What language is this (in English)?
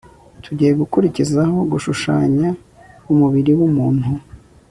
Kinyarwanda